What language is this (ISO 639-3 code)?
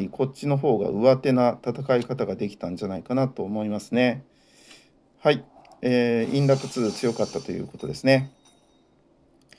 jpn